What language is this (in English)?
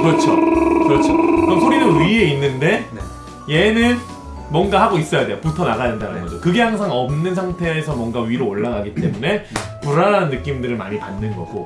Korean